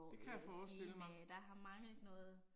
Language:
Danish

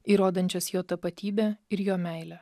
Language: Lithuanian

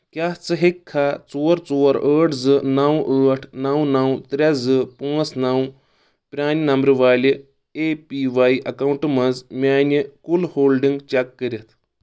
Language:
Kashmiri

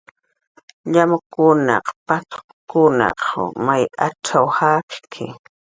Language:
Jaqaru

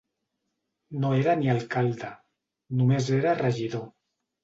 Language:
Catalan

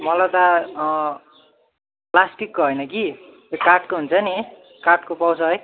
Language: Nepali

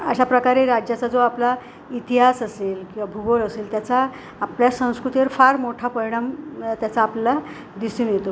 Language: Marathi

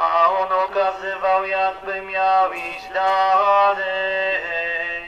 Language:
Polish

